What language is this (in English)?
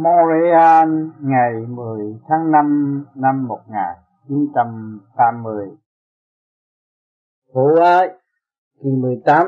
Vietnamese